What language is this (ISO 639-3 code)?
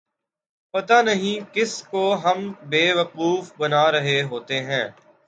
urd